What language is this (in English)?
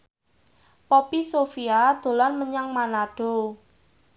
Javanese